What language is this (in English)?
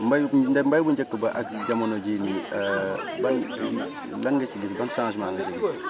Wolof